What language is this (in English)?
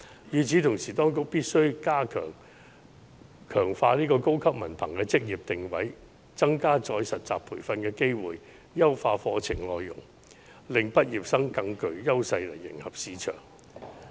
Cantonese